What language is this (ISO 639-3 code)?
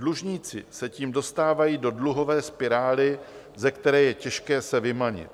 ces